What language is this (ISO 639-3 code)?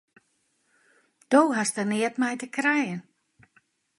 fry